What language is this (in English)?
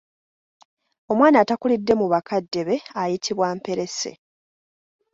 Ganda